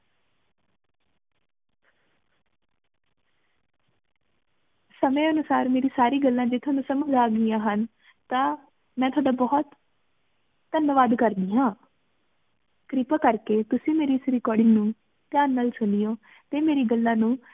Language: Punjabi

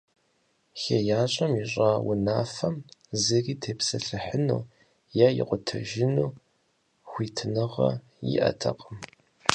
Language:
Kabardian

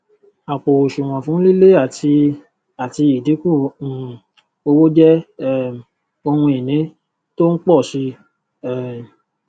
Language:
Yoruba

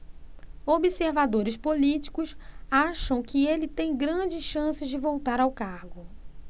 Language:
Portuguese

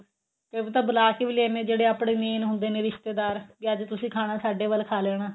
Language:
Punjabi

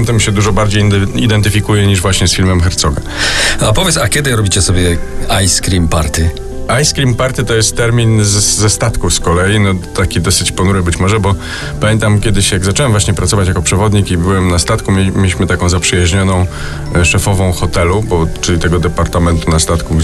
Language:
Polish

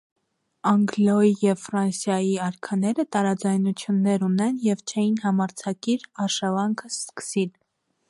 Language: Armenian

